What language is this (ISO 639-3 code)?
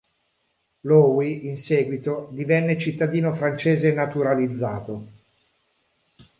ita